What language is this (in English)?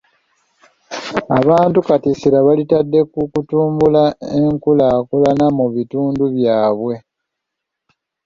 Ganda